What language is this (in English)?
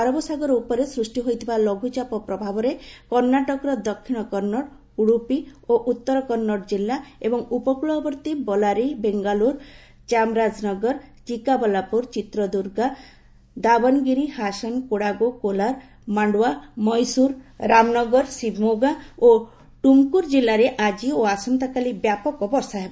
Odia